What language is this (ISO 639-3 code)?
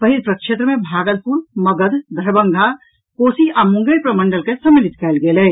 mai